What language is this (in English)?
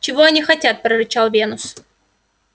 Russian